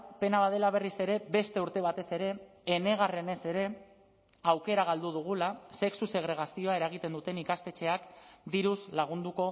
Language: Basque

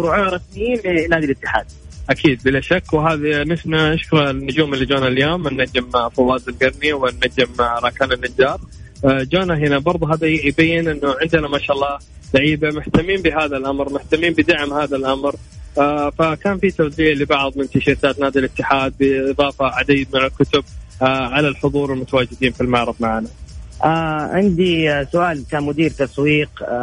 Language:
Arabic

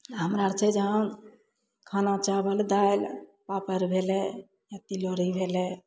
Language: Maithili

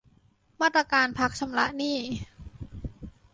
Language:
Thai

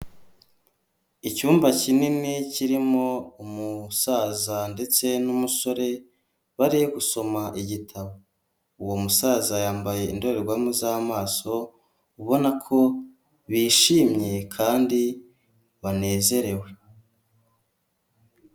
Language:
Kinyarwanda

